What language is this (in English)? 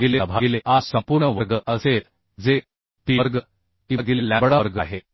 Marathi